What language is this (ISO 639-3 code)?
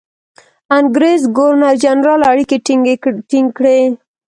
pus